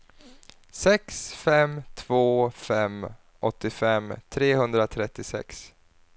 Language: Swedish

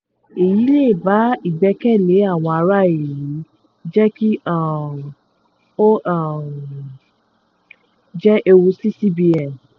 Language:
Yoruba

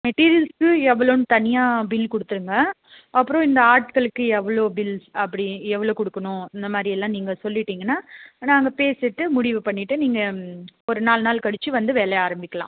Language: Tamil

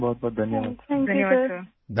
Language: Urdu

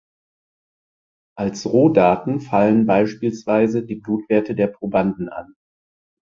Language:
German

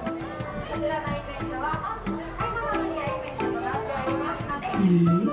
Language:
Japanese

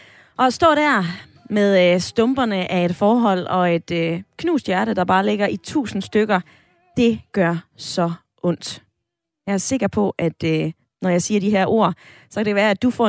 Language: Danish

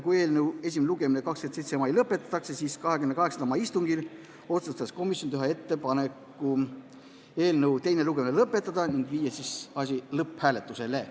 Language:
Estonian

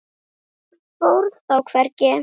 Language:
Icelandic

